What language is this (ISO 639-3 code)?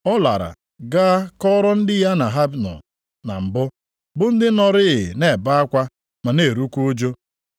ibo